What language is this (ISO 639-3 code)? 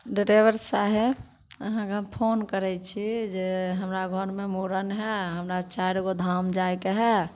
mai